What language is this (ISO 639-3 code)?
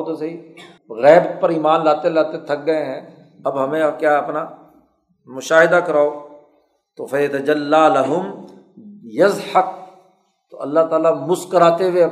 urd